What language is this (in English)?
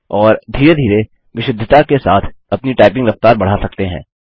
Hindi